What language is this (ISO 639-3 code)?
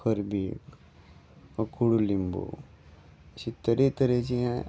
kok